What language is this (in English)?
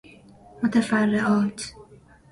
Persian